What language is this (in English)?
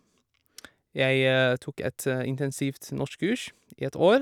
Norwegian